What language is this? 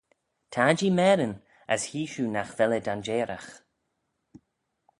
Manx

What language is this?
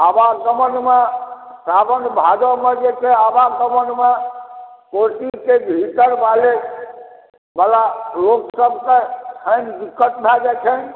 Maithili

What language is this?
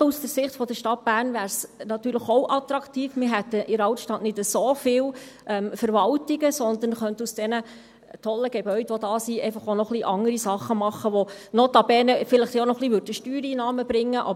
Swiss German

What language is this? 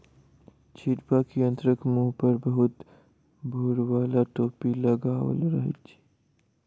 Maithili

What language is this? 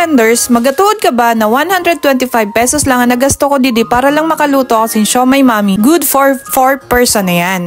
Filipino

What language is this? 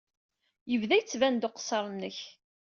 Kabyle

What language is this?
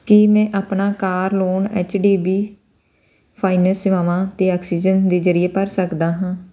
Punjabi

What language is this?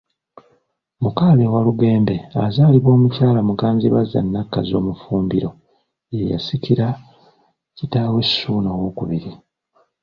Ganda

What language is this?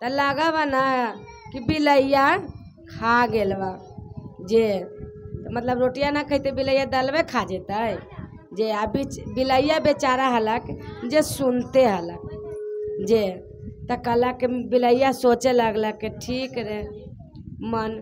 Hindi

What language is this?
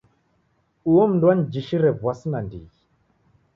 Taita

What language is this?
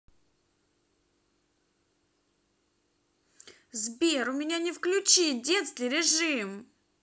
Russian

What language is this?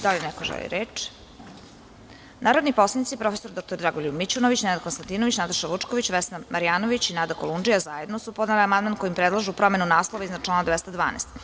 Serbian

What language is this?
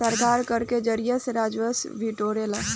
Bhojpuri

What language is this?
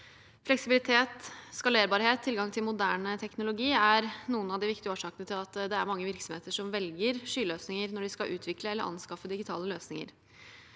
Norwegian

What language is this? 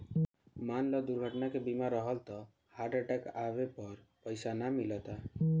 Bhojpuri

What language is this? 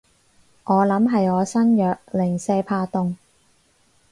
Cantonese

